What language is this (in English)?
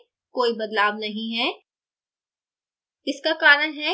Hindi